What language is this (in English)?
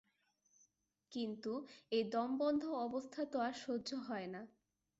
Bangla